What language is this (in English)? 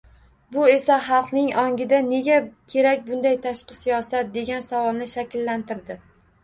Uzbek